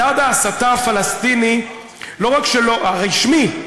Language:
Hebrew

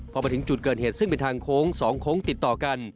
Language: Thai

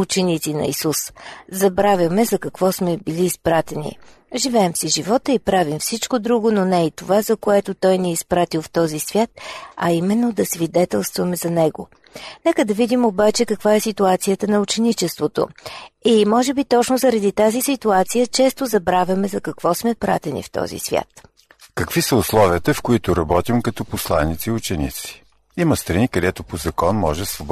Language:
Bulgarian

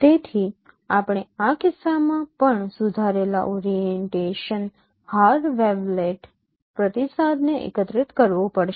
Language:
Gujarati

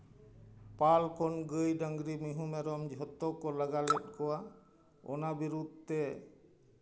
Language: Santali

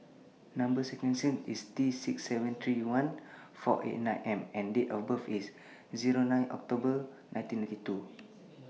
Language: English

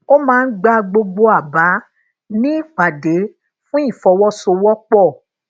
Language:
Yoruba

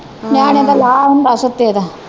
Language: Punjabi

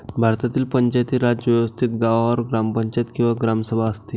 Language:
Marathi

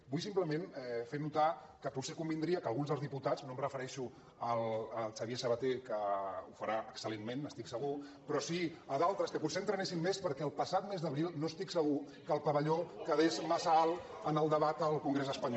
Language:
Catalan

